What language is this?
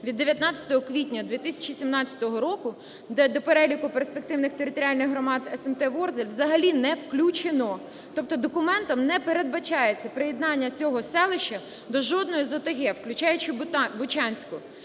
Ukrainian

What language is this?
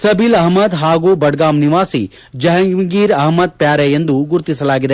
Kannada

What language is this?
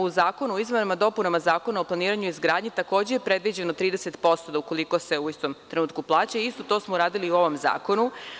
Serbian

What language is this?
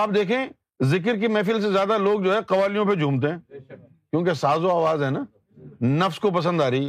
Urdu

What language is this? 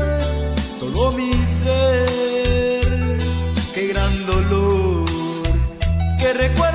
Spanish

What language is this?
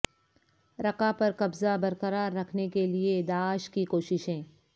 Urdu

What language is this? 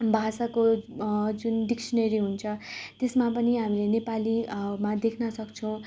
Nepali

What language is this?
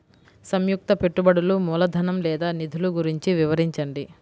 Telugu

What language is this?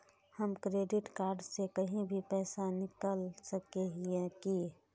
Magahi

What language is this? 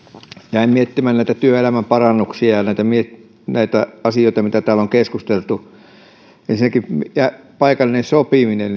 Finnish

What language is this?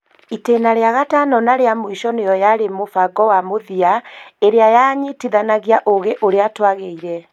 Kikuyu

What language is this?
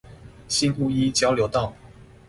Chinese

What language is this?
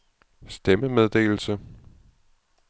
Danish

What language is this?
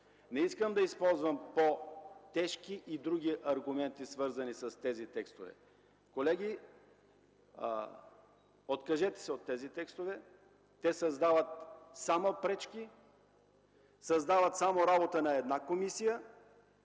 Bulgarian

